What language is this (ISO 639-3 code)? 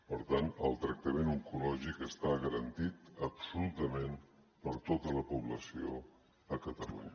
cat